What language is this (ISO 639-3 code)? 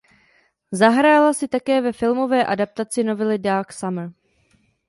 ces